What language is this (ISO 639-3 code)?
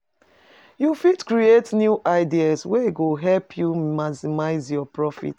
pcm